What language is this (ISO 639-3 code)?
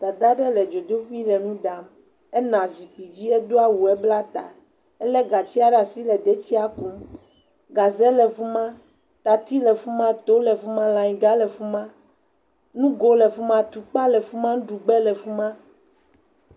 ewe